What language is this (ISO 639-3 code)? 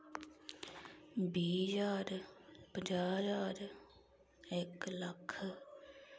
doi